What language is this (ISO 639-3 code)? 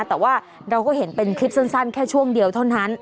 tha